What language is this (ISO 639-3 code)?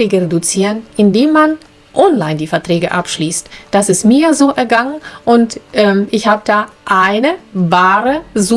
deu